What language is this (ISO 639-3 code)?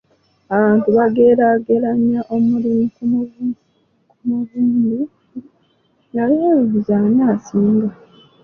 lug